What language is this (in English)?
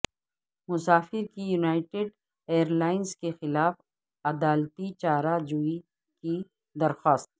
Urdu